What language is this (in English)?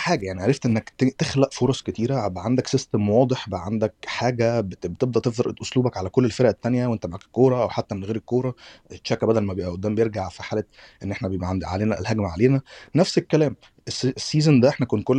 Arabic